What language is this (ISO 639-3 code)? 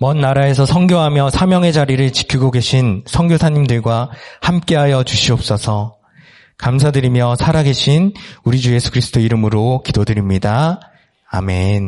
kor